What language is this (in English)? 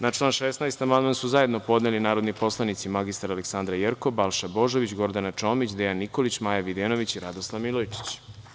Serbian